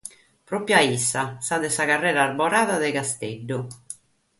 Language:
Sardinian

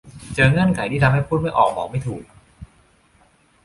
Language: Thai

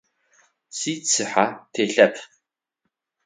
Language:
Adyghe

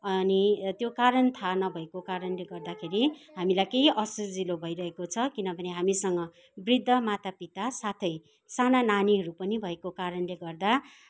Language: Nepali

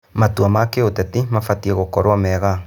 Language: Kikuyu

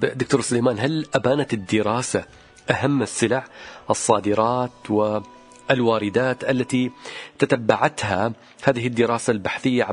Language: Arabic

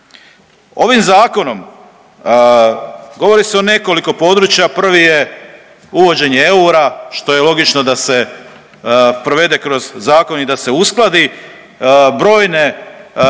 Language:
Croatian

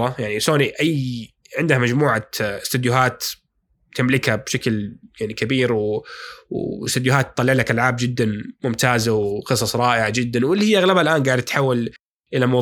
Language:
Arabic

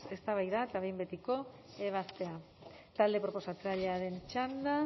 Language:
Basque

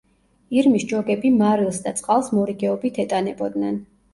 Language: Georgian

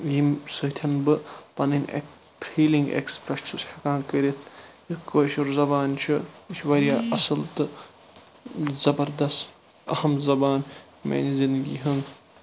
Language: Kashmiri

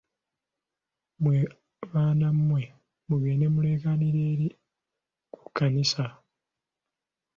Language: Ganda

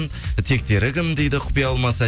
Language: Kazakh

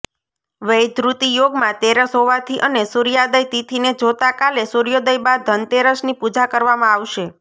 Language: Gujarati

